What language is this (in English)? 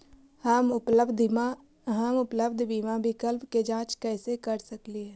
Magahi